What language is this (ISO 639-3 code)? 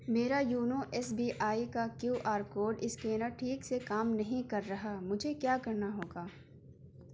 urd